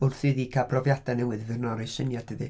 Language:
Welsh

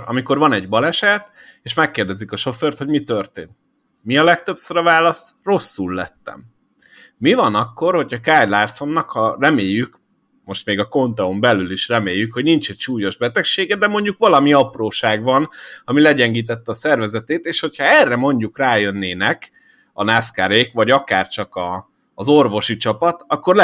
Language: Hungarian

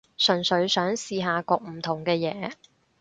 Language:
Cantonese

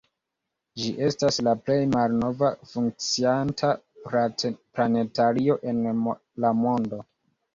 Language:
Esperanto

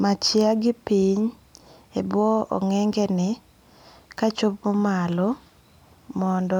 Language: Luo (Kenya and Tanzania)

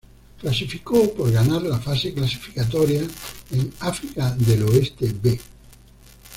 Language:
Spanish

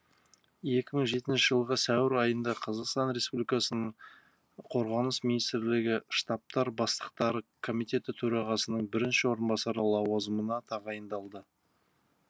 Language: Kazakh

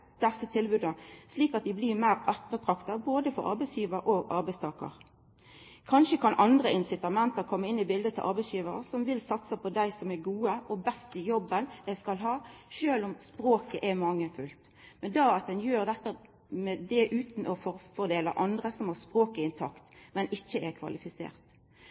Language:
Norwegian Nynorsk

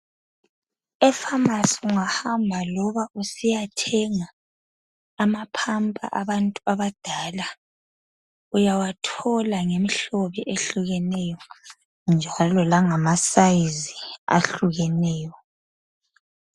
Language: North Ndebele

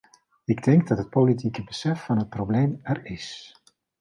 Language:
Dutch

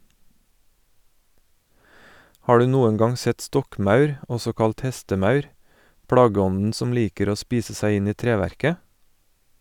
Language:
Norwegian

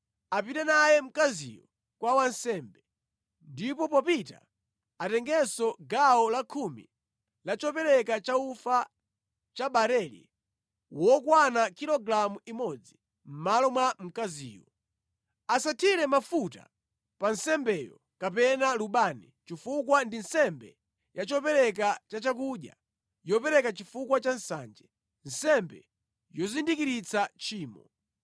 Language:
Nyanja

